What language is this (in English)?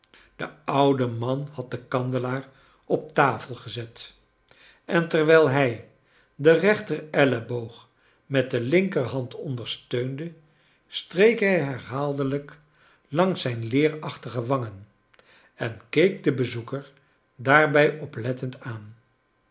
Dutch